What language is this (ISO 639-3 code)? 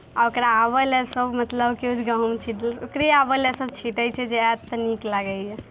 mai